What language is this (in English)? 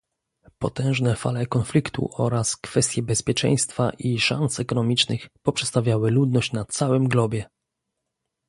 Polish